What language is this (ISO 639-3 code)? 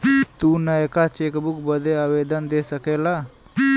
bho